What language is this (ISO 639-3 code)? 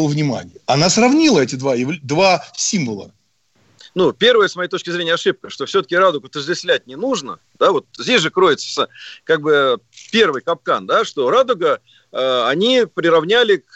rus